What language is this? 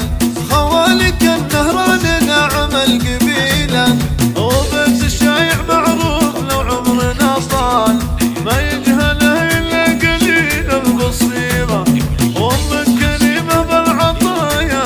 Arabic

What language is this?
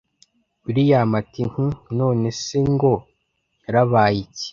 Kinyarwanda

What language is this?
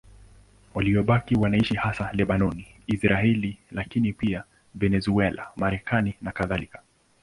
Swahili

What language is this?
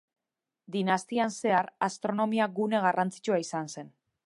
Basque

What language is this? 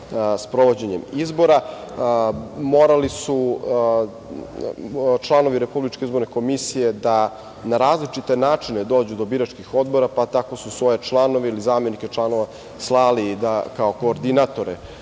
Serbian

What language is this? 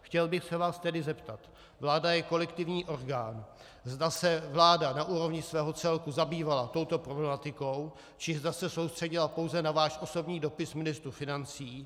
Czech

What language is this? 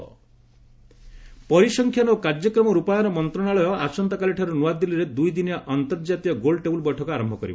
Odia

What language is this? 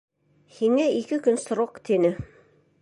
Bashkir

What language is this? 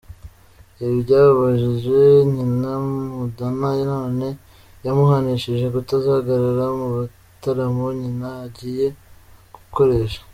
Kinyarwanda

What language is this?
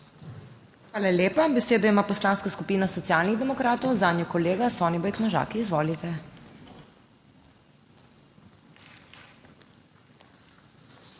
Slovenian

